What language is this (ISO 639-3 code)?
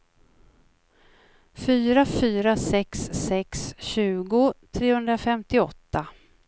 swe